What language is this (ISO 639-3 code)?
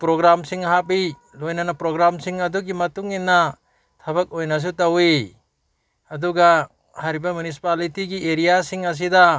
mni